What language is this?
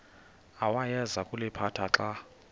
Xhosa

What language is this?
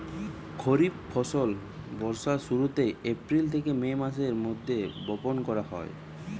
Bangla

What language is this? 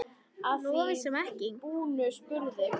Icelandic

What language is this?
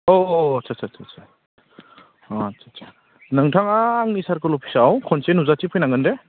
Bodo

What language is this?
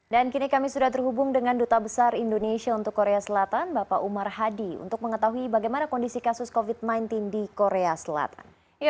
Indonesian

